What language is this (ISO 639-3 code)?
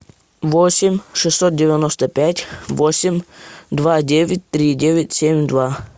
rus